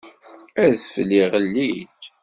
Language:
Kabyle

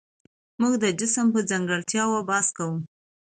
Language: Pashto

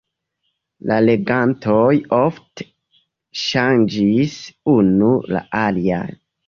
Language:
Esperanto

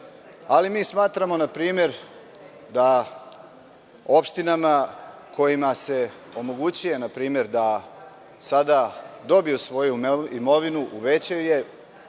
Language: Serbian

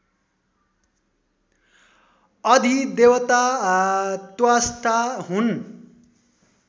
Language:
Nepali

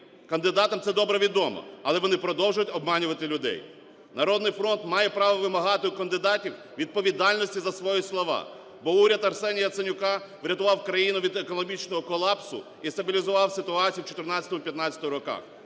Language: Ukrainian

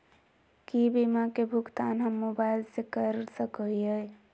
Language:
Magahi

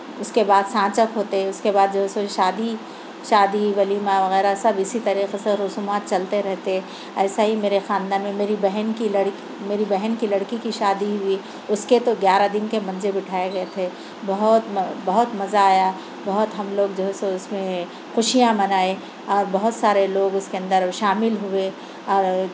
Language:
Urdu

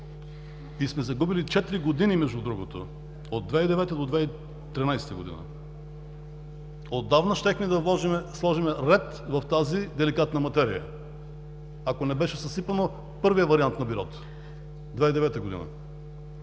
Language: Bulgarian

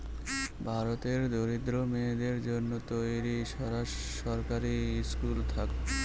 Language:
Bangla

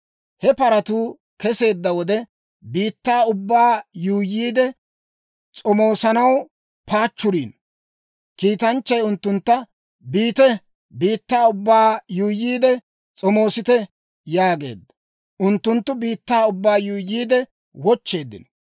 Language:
Dawro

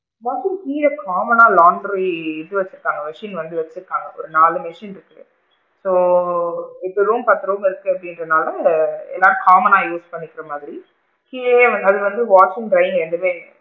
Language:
Tamil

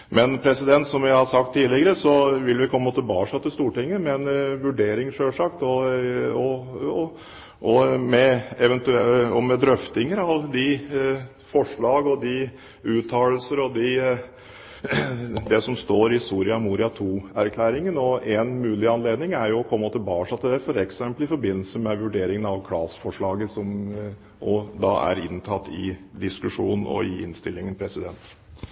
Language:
Norwegian Bokmål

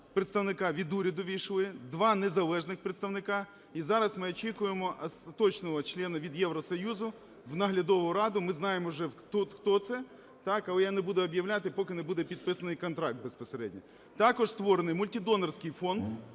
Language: Ukrainian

